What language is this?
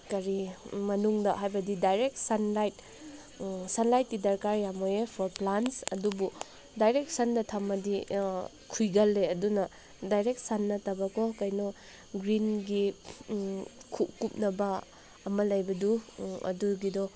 Manipuri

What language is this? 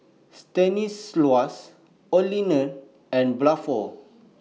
English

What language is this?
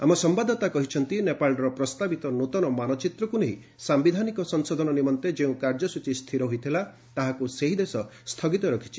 Odia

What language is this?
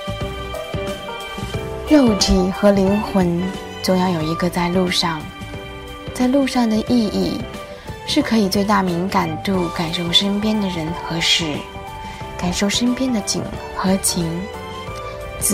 Chinese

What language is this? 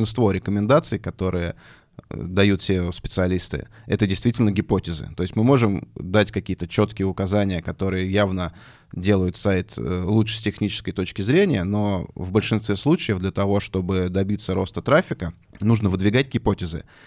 Russian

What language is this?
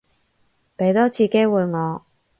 Cantonese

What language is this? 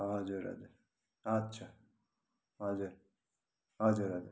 Nepali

